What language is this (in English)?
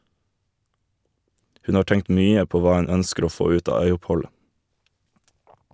Norwegian